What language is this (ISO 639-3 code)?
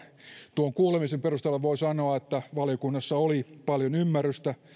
fin